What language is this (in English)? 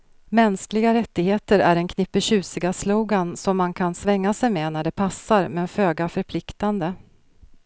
Swedish